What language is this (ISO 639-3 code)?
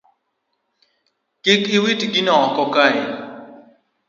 luo